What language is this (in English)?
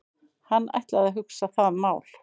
Icelandic